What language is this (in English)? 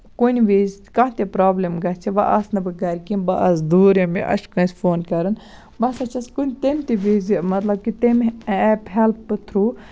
Kashmiri